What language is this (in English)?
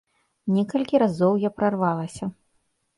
Belarusian